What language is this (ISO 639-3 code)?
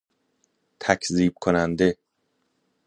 fas